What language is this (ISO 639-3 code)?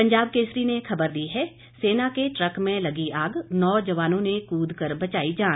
hin